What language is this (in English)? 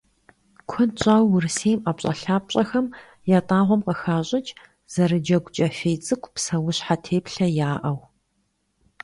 Kabardian